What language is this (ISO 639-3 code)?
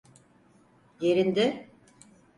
tur